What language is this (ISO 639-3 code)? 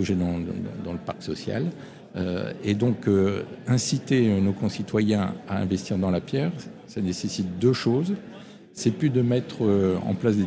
fra